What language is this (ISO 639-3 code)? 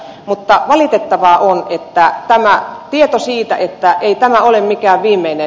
fin